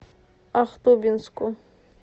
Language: Russian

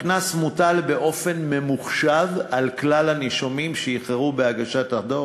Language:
Hebrew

